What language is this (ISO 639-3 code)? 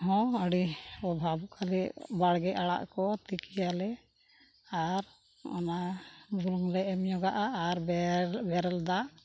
sat